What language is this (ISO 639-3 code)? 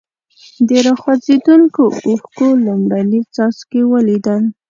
pus